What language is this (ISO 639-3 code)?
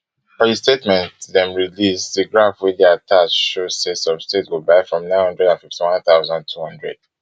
pcm